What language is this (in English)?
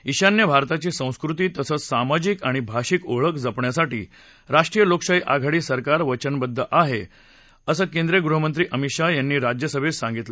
Marathi